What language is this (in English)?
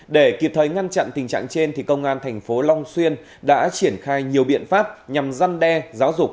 Vietnamese